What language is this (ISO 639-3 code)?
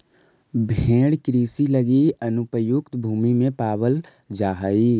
mag